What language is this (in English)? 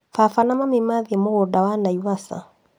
Kikuyu